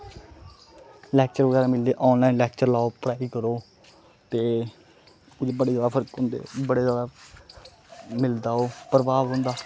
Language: Dogri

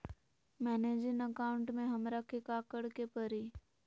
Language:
Magahi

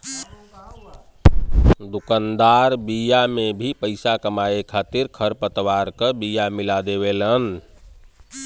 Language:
Bhojpuri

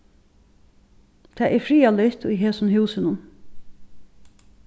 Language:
Faroese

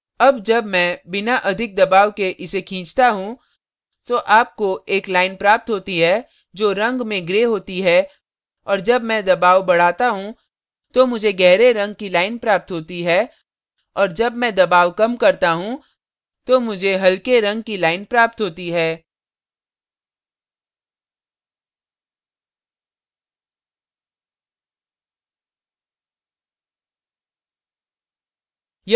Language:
Hindi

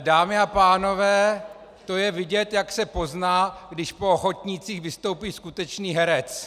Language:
Czech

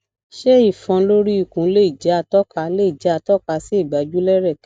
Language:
Yoruba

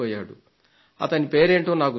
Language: Telugu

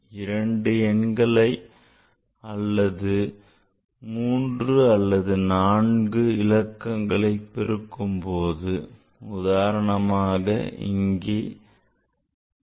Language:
Tamil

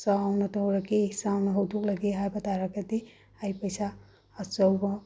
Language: Manipuri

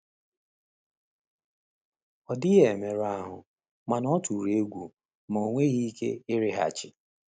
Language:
Igbo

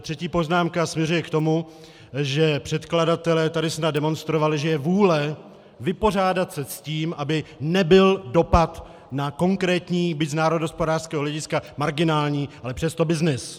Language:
Czech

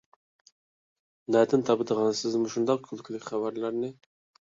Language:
Uyghur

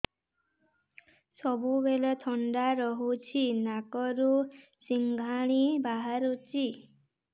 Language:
Odia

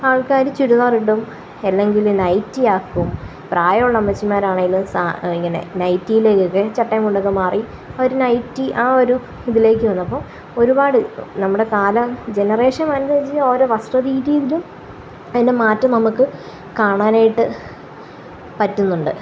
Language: Malayalam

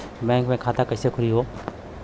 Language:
Bhojpuri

